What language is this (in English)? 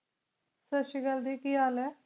Punjabi